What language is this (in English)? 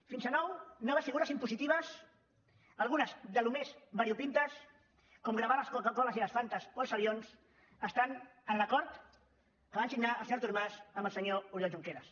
Catalan